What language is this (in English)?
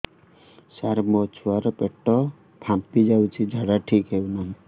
Odia